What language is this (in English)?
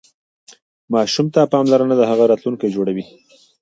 Pashto